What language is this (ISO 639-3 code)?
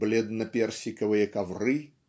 rus